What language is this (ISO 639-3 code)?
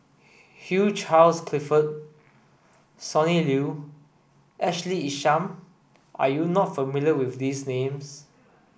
eng